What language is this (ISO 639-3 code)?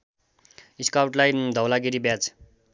nep